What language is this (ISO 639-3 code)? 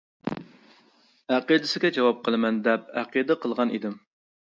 uig